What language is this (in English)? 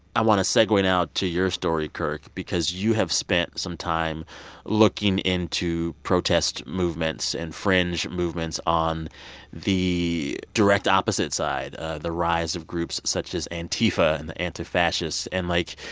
English